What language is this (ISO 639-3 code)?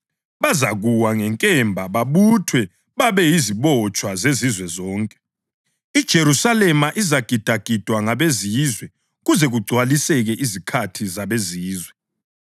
nde